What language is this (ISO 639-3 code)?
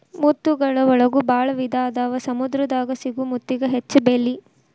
kan